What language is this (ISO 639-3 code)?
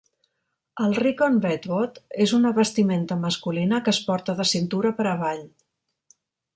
cat